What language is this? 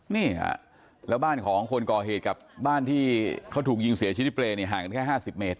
Thai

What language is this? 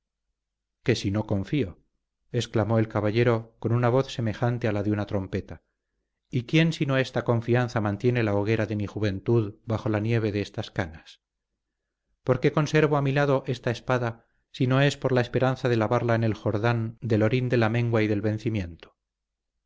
Spanish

